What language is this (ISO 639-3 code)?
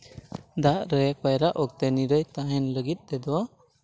sat